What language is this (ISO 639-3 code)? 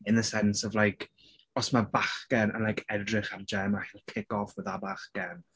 cym